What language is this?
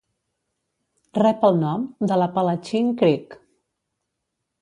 Catalan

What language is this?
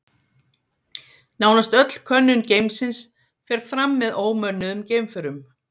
Icelandic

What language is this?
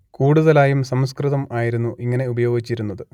Malayalam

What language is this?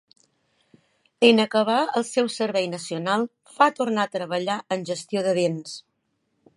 Catalan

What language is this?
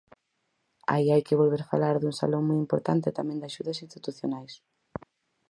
Galician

